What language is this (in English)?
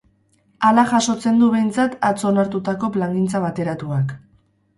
Basque